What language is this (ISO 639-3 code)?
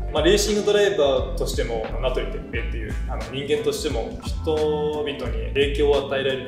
jpn